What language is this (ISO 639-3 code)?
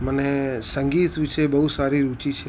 guj